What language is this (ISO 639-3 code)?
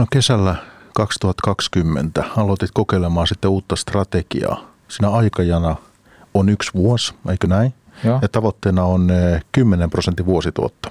fin